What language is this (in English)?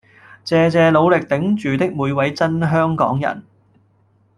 Cantonese